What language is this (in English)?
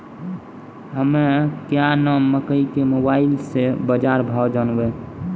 Maithili